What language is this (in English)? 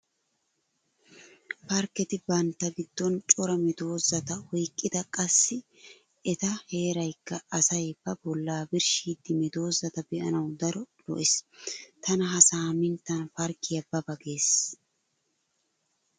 Wolaytta